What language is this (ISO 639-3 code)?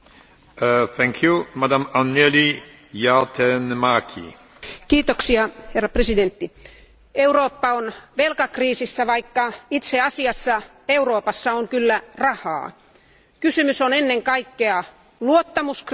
fin